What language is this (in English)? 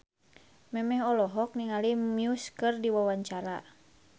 Sundanese